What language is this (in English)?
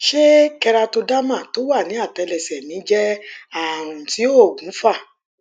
Yoruba